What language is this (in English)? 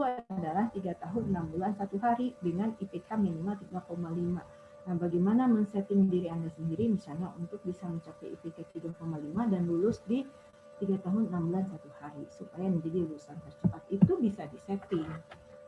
Indonesian